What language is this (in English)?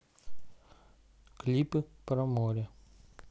Russian